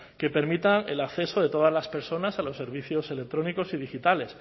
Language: Spanish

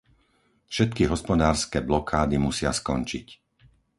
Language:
Slovak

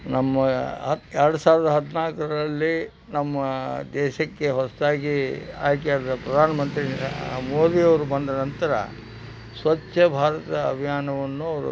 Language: Kannada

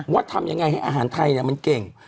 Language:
Thai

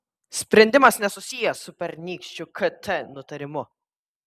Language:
Lithuanian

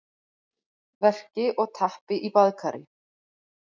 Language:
Icelandic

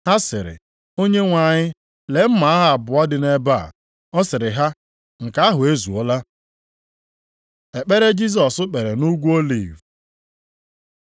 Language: Igbo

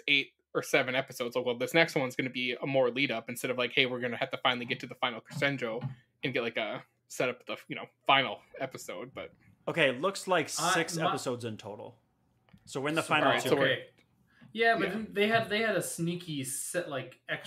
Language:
English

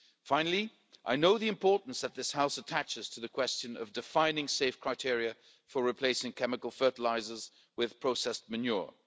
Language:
English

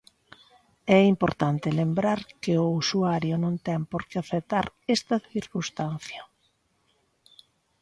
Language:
Galician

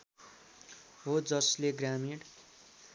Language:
Nepali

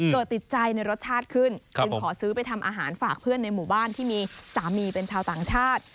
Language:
Thai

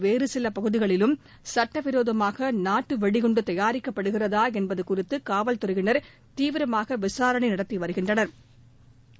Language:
Tamil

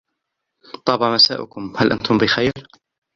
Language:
Arabic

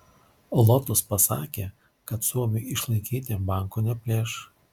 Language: Lithuanian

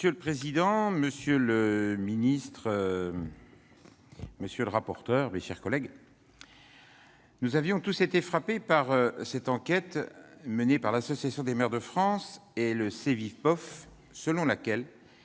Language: French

